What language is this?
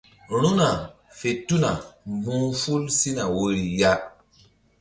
Mbum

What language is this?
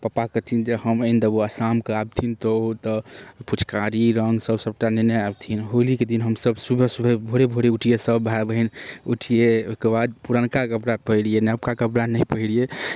Maithili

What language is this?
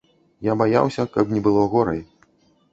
Belarusian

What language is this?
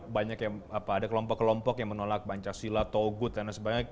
Indonesian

